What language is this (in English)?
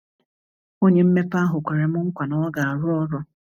Igbo